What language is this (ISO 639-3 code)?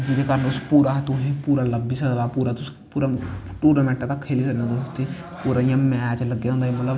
doi